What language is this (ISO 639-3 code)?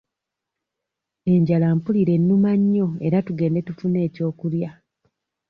lug